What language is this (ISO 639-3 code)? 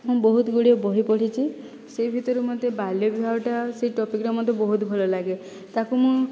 ori